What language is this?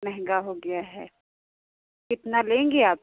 Hindi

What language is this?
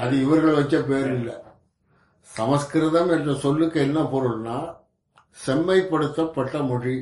Tamil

